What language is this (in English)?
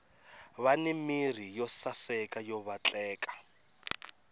Tsonga